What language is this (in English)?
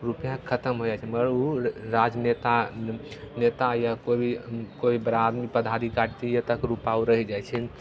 Maithili